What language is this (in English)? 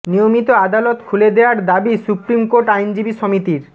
Bangla